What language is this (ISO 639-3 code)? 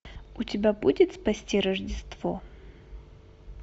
rus